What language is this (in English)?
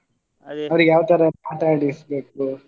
Kannada